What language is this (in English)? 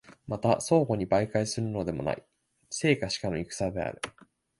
Japanese